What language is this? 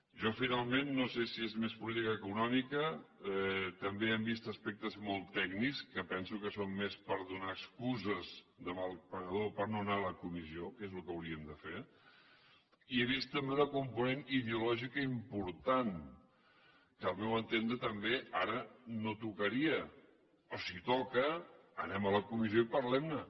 Catalan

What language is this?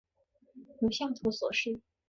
Chinese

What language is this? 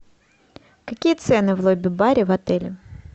Russian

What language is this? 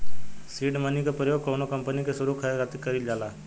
Bhojpuri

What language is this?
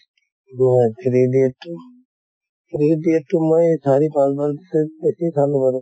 Assamese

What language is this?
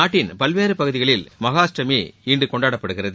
Tamil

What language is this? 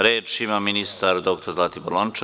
Serbian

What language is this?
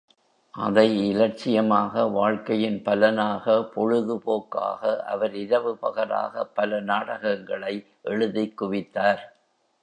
Tamil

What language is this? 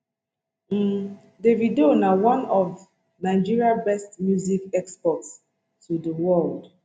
Nigerian Pidgin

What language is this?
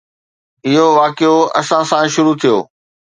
Sindhi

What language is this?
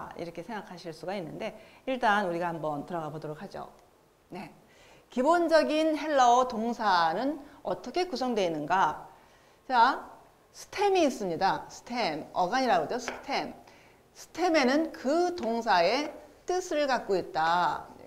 Korean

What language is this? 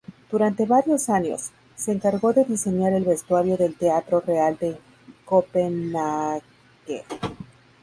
Spanish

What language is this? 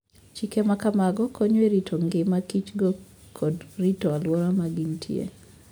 Luo (Kenya and Tanzania)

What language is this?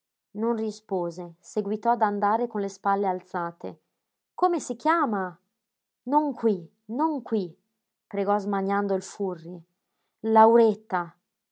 Italian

